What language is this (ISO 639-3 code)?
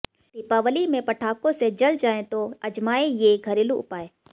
hin